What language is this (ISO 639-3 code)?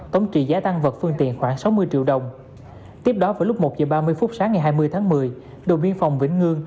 vie